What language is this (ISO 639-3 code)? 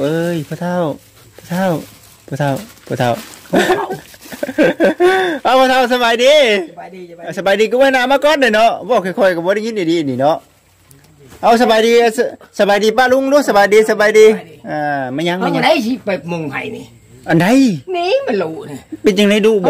tha